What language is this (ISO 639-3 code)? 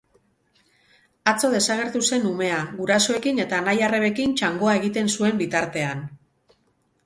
eus